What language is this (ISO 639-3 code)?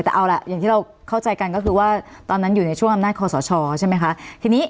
tha